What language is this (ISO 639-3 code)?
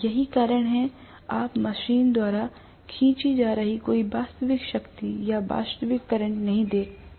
hin